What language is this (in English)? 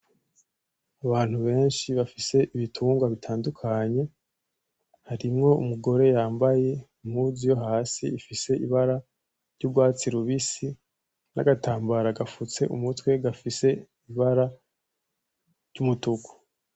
Rundi